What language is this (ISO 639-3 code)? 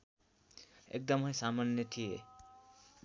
nep